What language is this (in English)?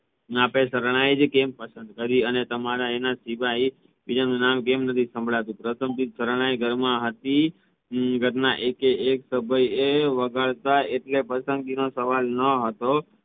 Gujarati